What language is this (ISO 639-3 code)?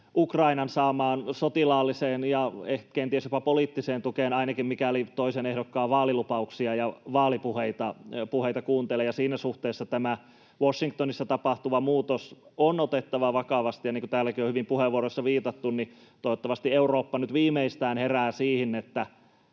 fin